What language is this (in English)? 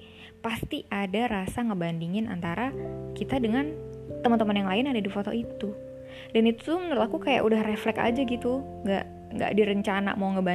Indonesian